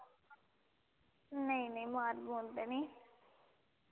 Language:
Dogri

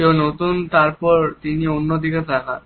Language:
Bangla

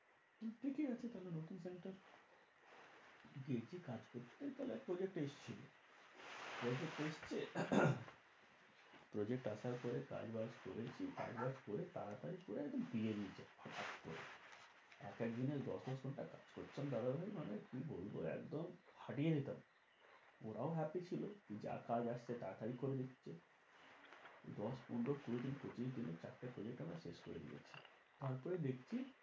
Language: Bangla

